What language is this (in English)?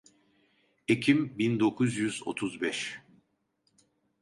Turkish